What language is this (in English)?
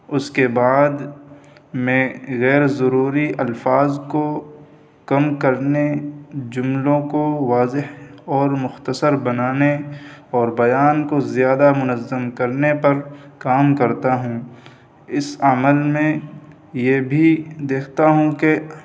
Urdu